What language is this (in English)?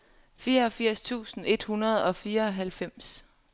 Danish